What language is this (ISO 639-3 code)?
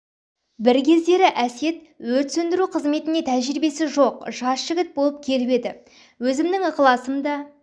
kaz